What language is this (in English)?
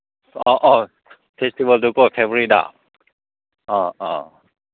Manipuri